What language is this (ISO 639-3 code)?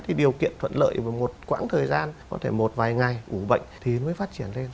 vie